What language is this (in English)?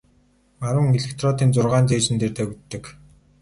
Mongolian